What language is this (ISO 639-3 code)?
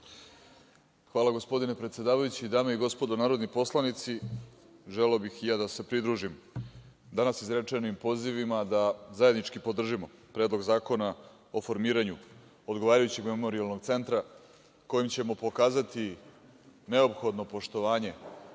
srp